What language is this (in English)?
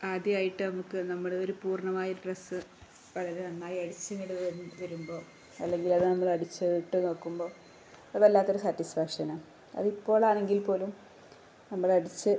Malayalam